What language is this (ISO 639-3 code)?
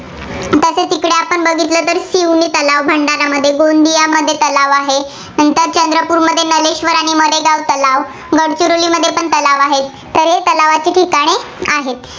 mar